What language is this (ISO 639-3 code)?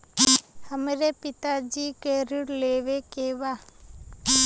bho